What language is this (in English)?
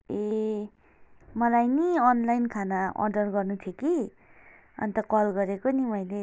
Nepali